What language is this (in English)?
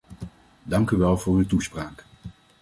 Dutch